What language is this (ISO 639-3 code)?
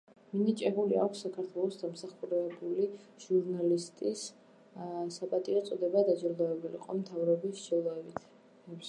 kat